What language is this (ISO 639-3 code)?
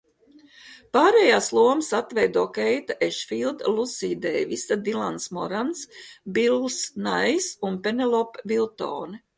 lav